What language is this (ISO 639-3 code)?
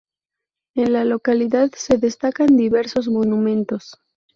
spa